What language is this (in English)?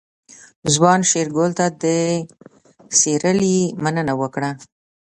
Pashto